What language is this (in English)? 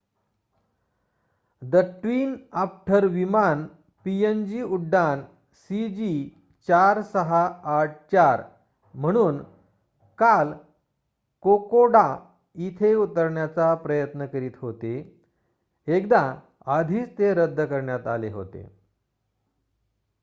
Marathi